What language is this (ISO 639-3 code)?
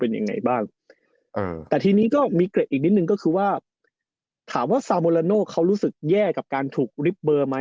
tha